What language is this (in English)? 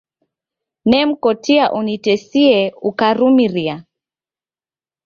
Taita